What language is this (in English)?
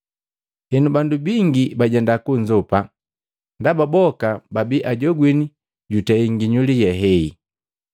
Matengo